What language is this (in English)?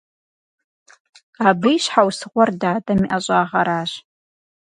Kabardian